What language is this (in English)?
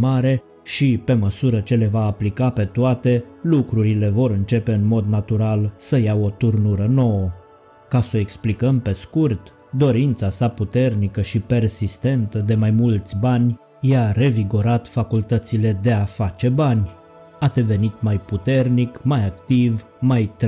Romanian